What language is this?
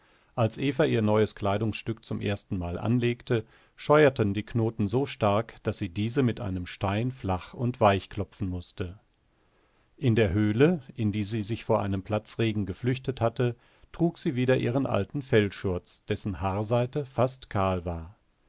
German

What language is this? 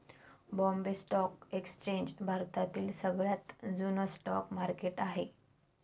Marathi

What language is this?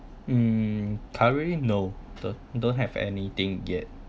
English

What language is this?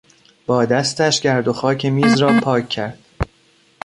Persian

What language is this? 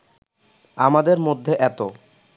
Bangla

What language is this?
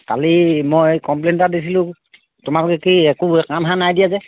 Assamese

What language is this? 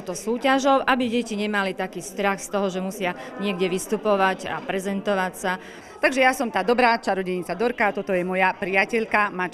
Slovak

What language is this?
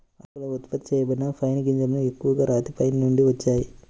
Telugu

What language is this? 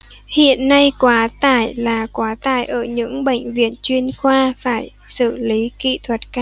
Vietnamese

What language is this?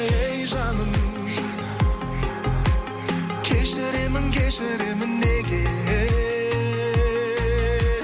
Kazakh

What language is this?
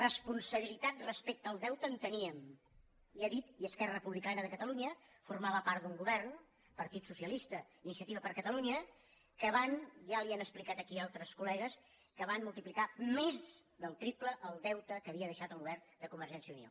Catalan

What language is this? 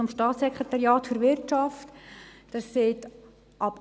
Swiss German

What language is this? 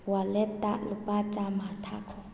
Manipuri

